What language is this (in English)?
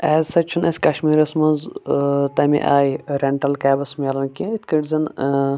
Kashmiri